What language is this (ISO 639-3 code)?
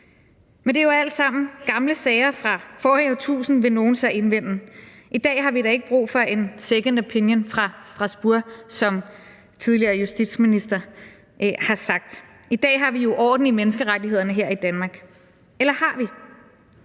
dan